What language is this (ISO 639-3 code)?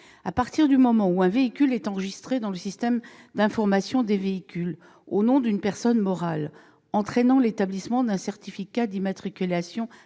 fra